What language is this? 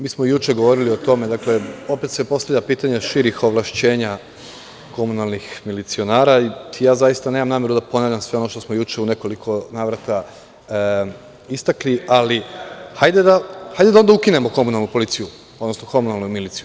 Serbian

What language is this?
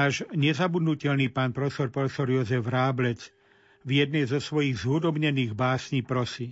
Slovak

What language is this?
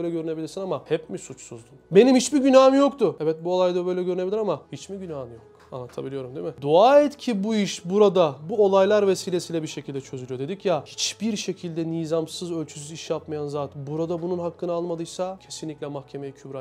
Turkish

